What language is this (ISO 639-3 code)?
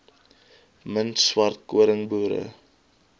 afr